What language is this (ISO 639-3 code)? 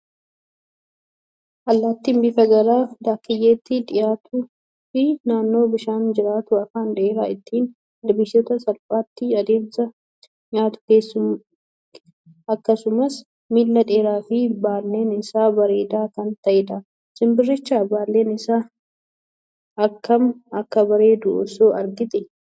orm